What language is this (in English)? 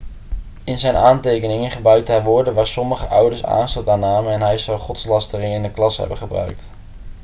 Dutch